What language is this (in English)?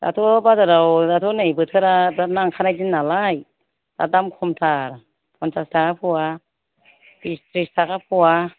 Bodo